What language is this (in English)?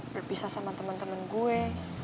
Indonesian